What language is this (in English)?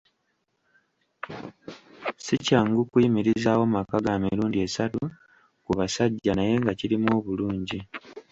Ganda